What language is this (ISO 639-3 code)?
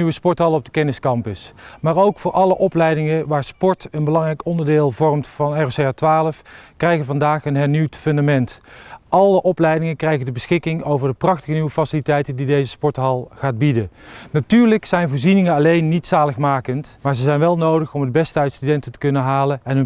nld